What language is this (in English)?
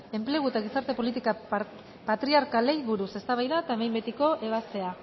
Basque